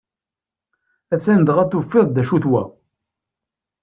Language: Kabyle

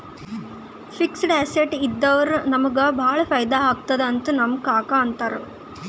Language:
Kannada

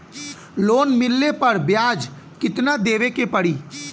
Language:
Bhojpuri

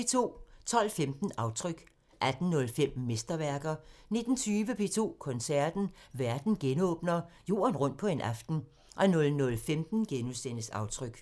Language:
Danish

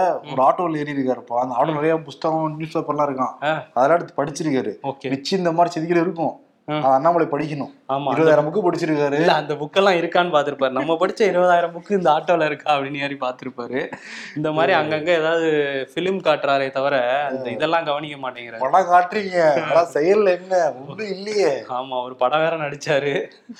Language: Tamil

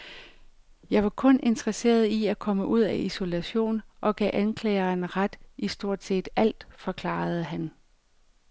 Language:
Danish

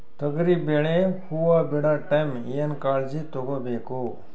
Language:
Kannada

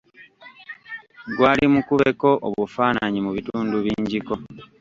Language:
Ganda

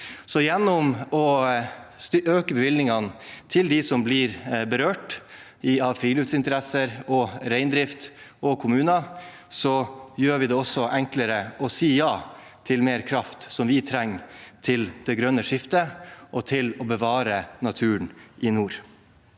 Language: Norwegian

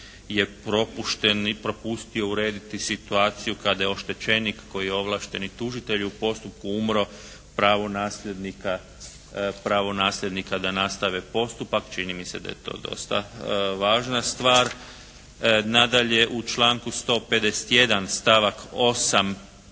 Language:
Croatian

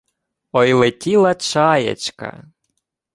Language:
Ukrainian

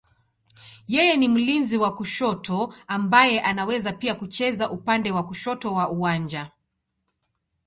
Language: Swahili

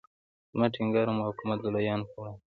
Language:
Pashto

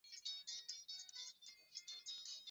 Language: Swahili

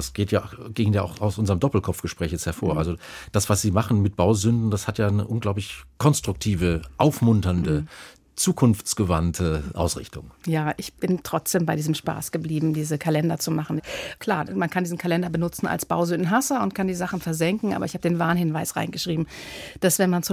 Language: German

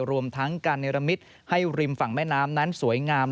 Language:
Thai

